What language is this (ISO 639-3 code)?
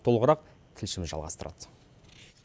kaz